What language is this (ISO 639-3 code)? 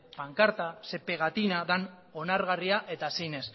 eus